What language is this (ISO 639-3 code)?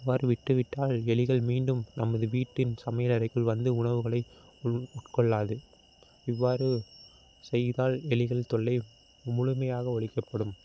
tam